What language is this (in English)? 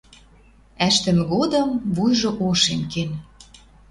Western Mari